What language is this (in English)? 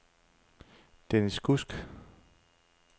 Danish